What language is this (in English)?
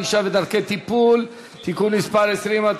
Hebrew